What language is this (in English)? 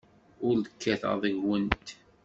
Kabyle